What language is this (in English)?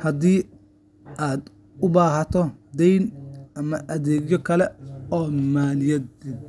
Somali